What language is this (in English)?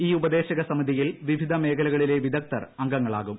Malayalam